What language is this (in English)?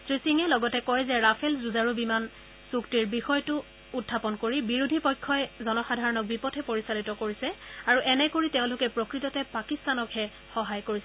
Assamese